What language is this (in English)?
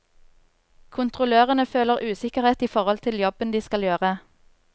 Norwegian